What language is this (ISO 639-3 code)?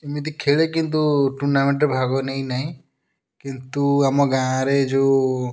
ori